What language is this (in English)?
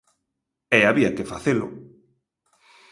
Galician